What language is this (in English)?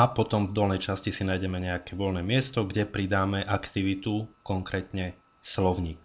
Slovak